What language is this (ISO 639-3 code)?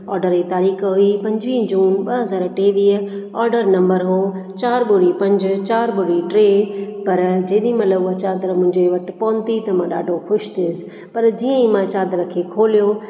snd